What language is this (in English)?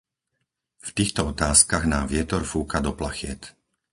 Slovak